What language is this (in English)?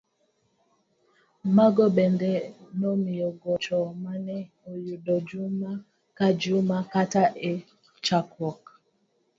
Luo (Kenya and Tanzania)